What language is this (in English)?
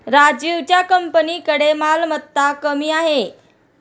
Marathi